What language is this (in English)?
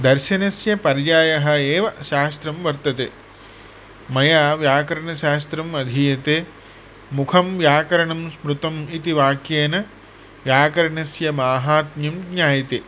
Sanskrit